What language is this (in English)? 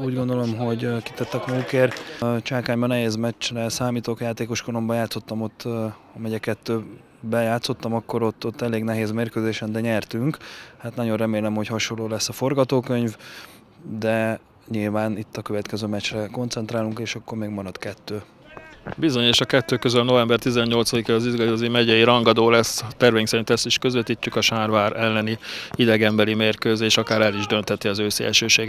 Hungarian